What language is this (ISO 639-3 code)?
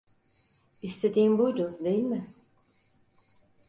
tur